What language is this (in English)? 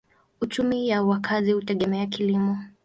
Swahili